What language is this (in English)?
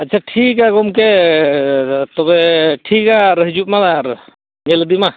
Santali